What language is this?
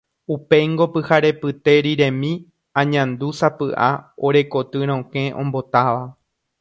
Guarani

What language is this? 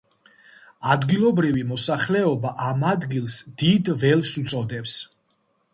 Georgian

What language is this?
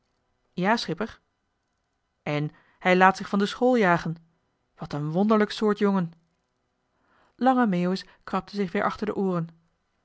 Dutch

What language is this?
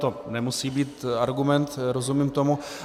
Czech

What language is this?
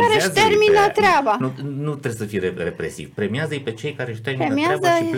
Romanian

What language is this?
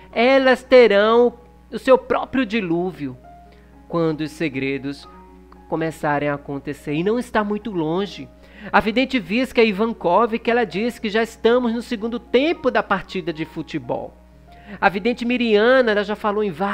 Portuguese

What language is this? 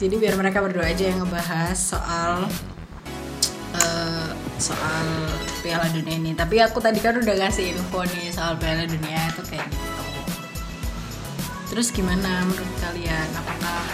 Indonesian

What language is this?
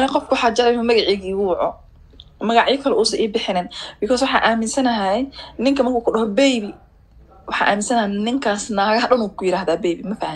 Arabic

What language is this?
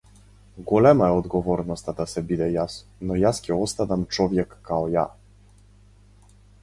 Macedonian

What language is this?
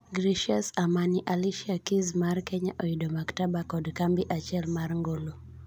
Luo (Kenya and Tanzania)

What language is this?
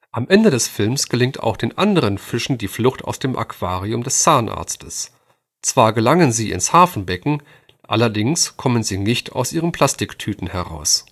German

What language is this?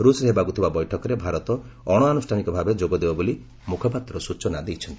Odia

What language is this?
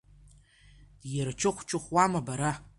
Abkhazian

